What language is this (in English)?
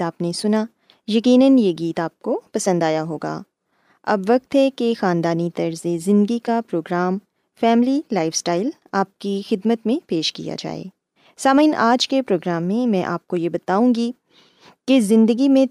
Urdu